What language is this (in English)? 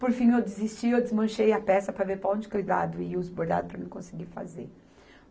Portuguese